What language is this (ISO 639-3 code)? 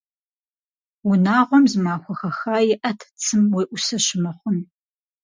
kbd